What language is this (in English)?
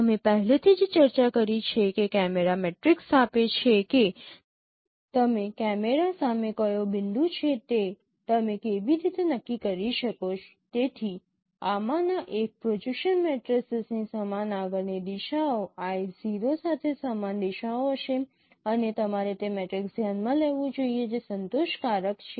Gujarati